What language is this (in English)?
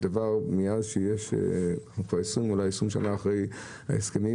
Hebrew